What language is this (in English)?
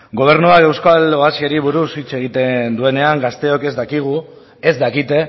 Basque